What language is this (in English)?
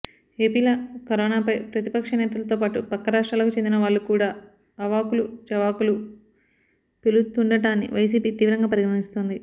Telugu